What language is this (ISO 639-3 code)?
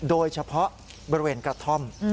tha